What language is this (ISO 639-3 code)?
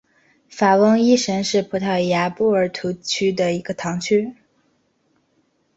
zho